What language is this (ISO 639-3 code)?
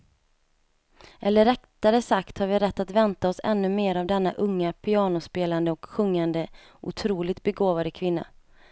swe